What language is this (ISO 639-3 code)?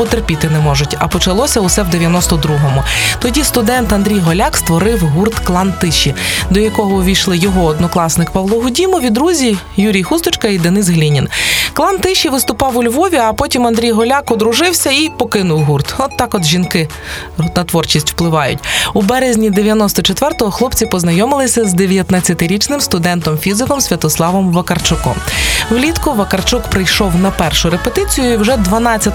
ukr